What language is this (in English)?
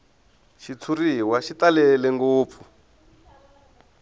Tsonga